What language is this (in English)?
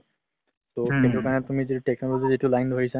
Assamese